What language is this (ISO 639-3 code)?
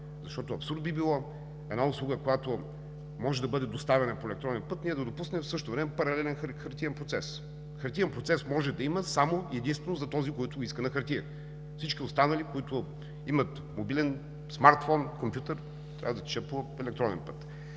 bul